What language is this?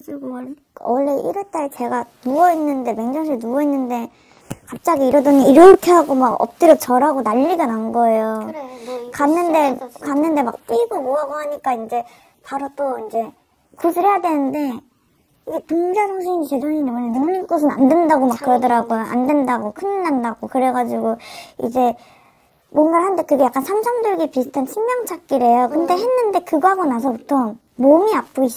Korean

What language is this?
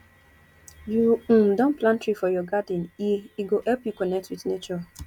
Nigerian Pidgin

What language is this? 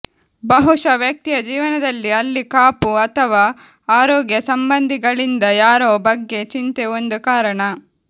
Kannada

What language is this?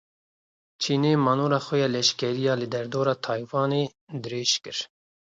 Kurdish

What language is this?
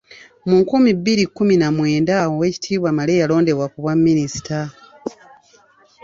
Ganda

